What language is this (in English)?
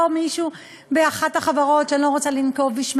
Hebrew